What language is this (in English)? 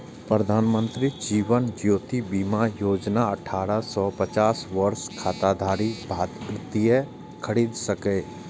Maithili